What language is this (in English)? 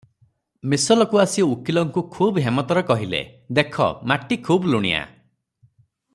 Odia